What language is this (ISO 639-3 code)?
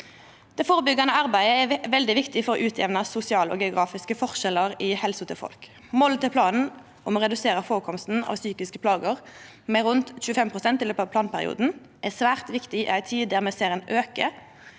nor